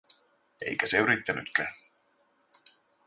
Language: Finnish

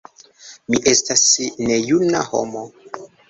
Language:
Esperanto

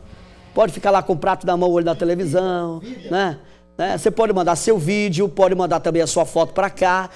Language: Portuguese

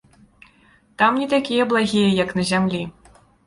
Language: Belarusian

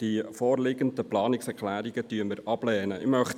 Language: Swiss German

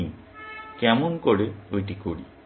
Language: Bangla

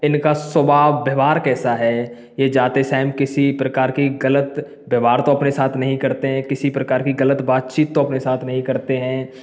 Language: Hindi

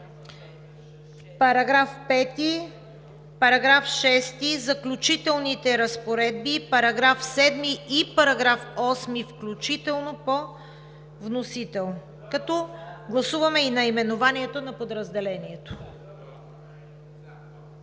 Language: Bulgarian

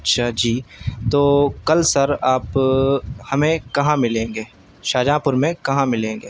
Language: Urdu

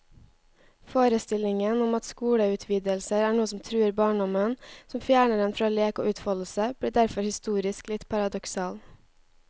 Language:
Norwegian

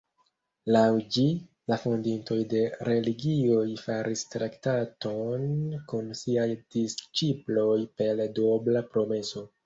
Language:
Esperanto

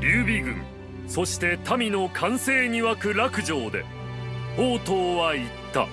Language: Japanese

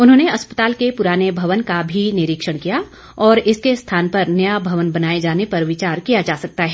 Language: Hindi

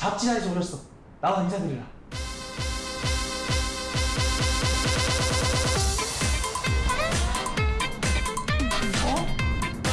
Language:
Korean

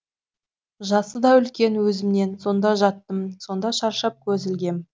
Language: Kazakh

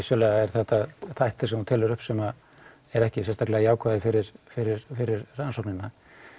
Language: Icelandic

